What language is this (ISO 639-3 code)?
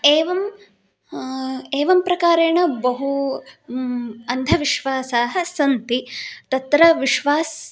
san